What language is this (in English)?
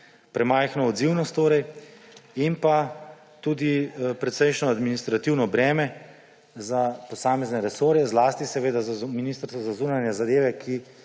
Slovenian